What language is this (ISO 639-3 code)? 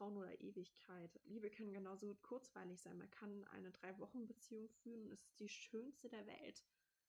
deu